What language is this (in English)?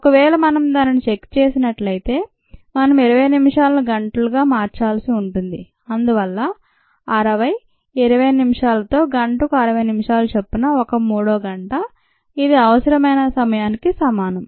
Telugu